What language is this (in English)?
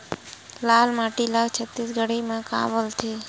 Chhattisgarhi